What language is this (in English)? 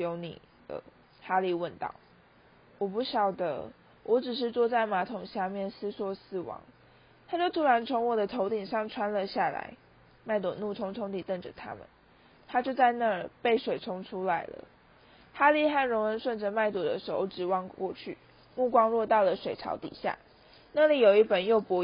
Chinese